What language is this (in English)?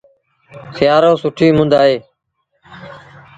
Sindhi Bhil